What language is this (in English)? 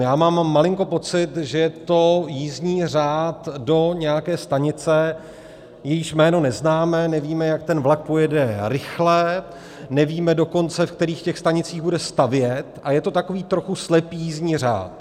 Czech